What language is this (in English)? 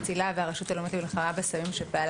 Hebrew